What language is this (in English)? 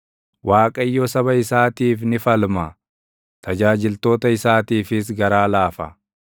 Oromo